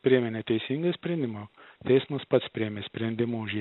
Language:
Lithuanian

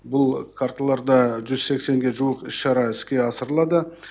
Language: Kazakh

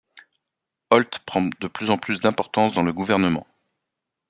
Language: French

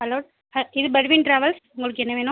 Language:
Tamil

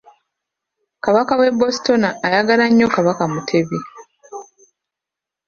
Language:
Ganda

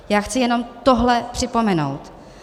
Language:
Czech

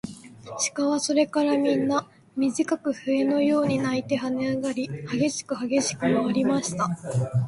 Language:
Japanese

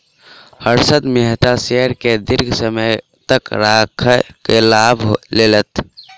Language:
Maithili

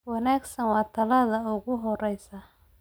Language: Somali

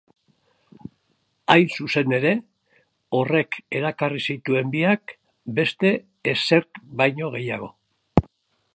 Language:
Basque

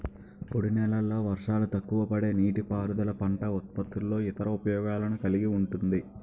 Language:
Telugu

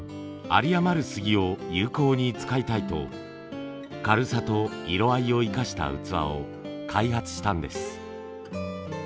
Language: Japanese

